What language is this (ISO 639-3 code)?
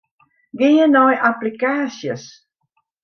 fry